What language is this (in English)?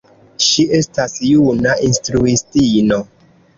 Esperanto